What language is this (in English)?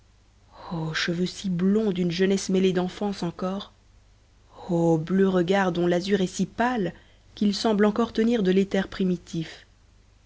French